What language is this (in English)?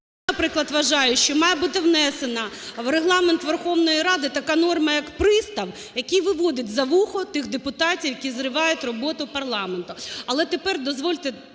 Ukrainian